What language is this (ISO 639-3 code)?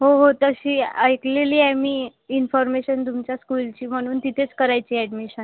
mar